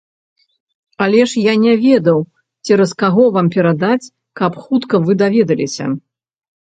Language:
Belarusian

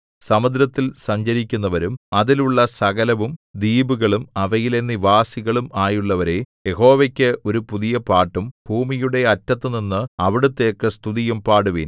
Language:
Malayalam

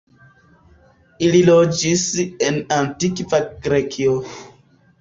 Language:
Esperanto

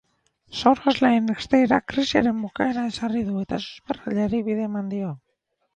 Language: Basque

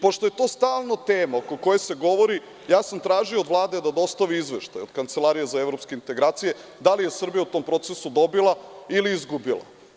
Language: Serbian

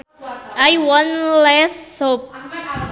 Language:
Sundanese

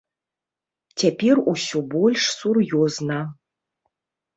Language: Belarusian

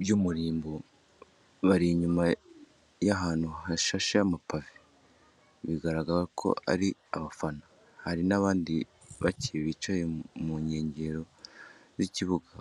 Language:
Kinyarwanda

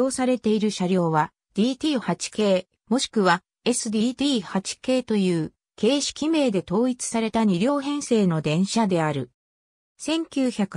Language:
Japanese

